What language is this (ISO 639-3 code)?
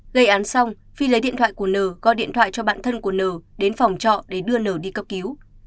vie